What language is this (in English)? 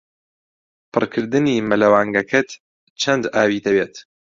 Central Kurdish